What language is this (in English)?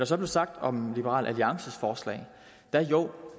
Danish